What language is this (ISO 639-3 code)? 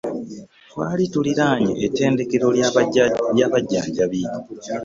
lug